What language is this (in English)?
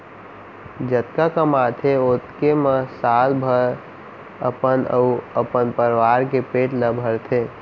Chhattisgarhi